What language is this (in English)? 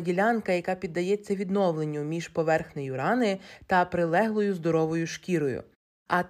Ukrainian